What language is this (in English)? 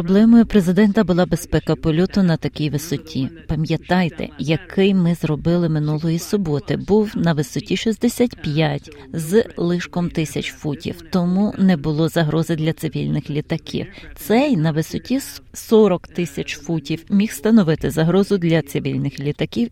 Ukrainian